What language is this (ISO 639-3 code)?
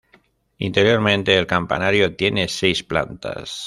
spa